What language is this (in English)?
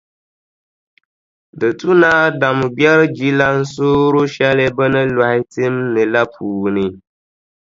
Dagbani